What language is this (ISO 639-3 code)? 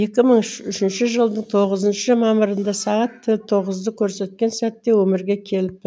kaz